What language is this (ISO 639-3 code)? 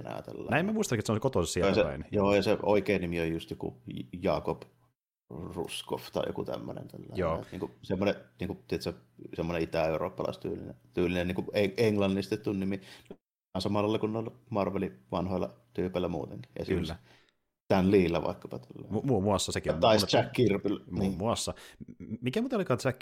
fin